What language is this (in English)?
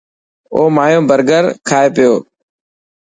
Dhatki